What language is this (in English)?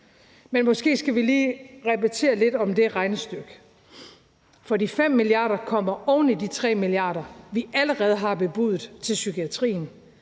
Danish